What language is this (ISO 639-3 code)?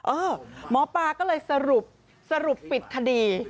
tha